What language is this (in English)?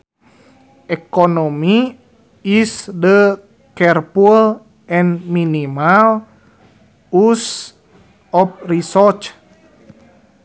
Sundanese